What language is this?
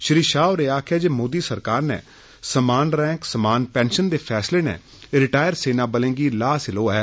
Dogri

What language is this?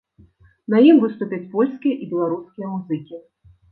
Belarusian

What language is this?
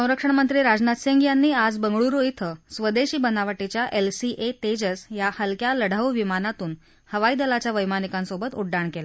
Marathi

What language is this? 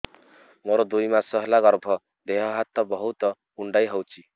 Odia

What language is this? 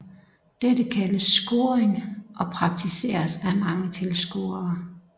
Danish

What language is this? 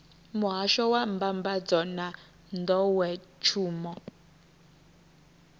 Venda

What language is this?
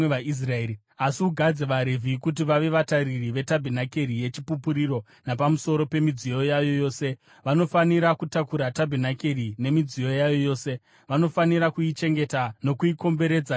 Shona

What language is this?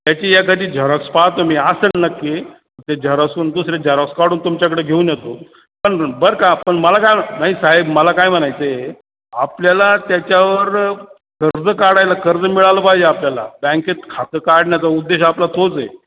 Marathi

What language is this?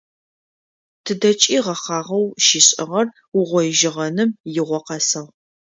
Adyghe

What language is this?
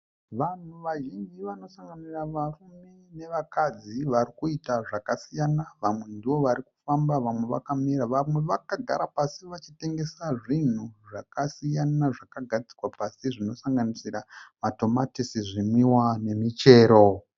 Shona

